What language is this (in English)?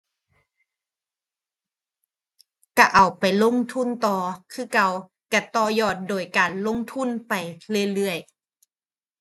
Thai